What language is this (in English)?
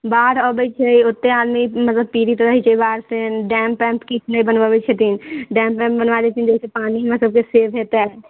Maithili